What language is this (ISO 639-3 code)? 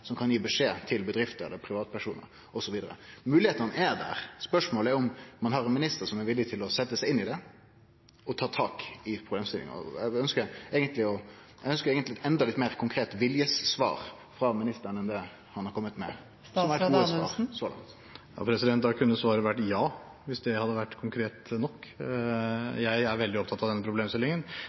nor